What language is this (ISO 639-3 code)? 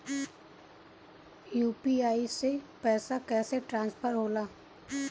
bho